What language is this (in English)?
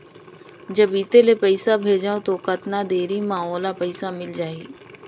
Chhattisgarhi